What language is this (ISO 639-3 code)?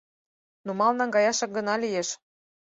chm